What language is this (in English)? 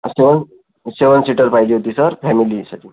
Marathi